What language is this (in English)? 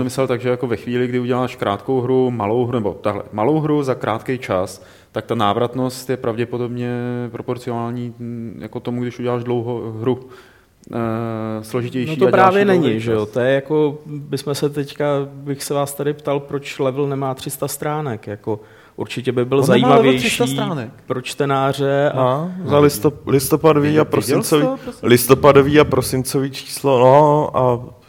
Czech